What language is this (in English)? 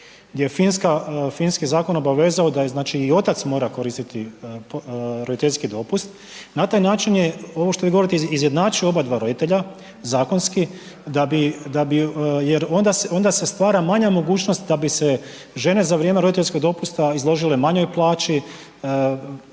Croatian